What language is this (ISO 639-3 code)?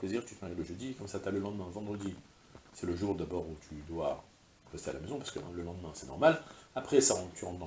fra